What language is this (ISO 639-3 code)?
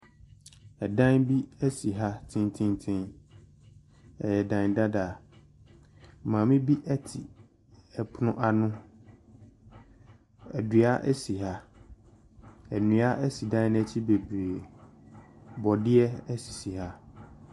aka